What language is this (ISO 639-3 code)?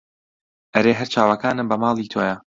ckb